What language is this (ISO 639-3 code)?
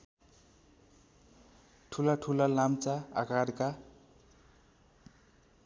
nep